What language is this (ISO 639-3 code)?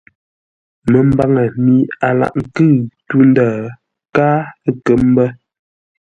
nla